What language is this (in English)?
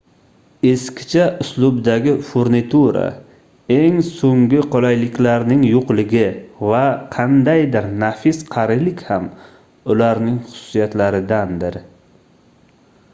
Uzbek